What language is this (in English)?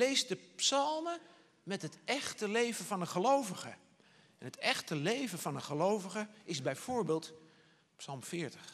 Dutch